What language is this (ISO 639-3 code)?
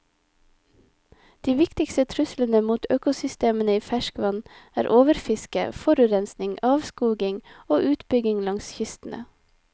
nor